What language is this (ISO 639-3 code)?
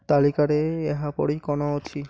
ori